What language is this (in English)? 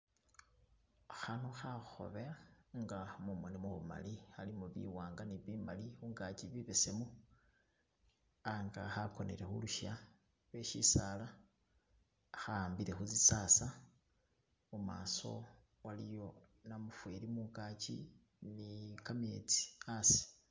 Masaaba